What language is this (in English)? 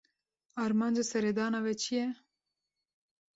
Kurdish